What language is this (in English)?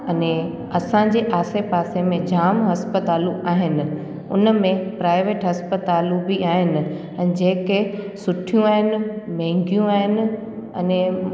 Sindhi